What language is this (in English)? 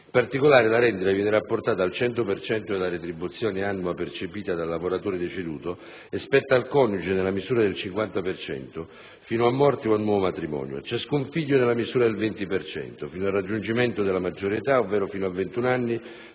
Italian